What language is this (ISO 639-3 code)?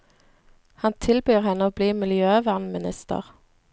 nor